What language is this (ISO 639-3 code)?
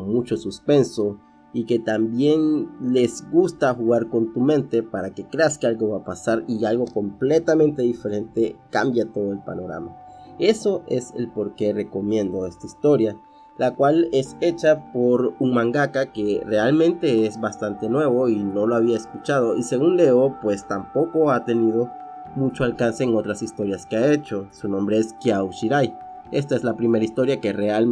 spa